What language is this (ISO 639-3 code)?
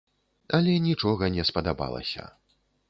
bel